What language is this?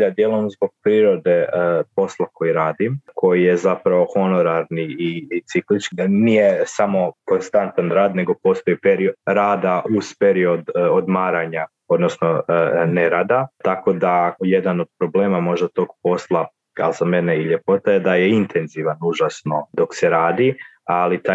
Croatian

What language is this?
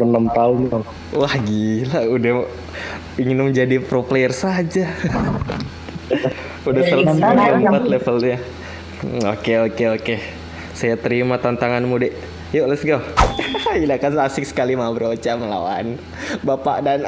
Indonesian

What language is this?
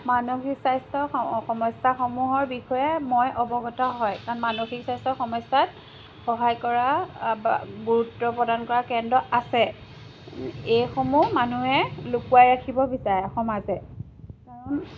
Assamese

